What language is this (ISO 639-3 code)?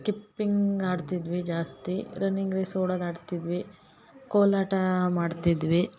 kan